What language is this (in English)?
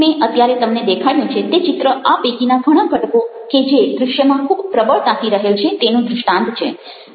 Gujarati